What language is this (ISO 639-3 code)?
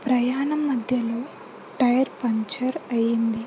tel